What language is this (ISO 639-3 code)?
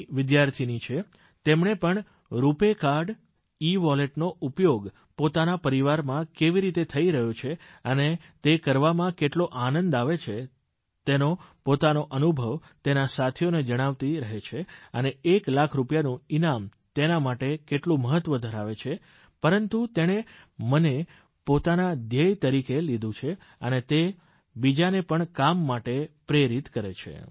guj